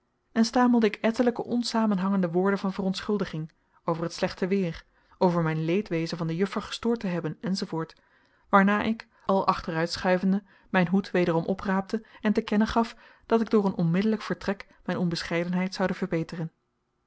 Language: Dutch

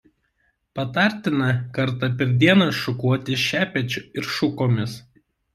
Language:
Lithuanian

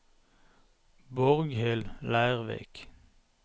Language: Norwegian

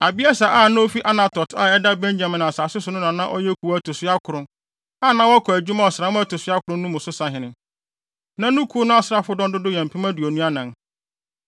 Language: Akan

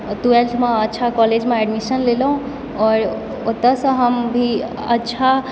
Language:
Maithili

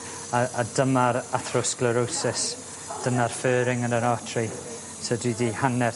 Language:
Welsh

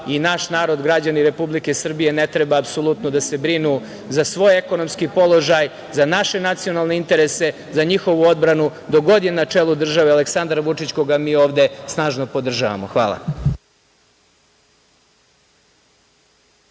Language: Serbian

